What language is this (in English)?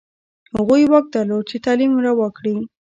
Pashto